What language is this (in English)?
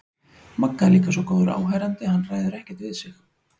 Icelandic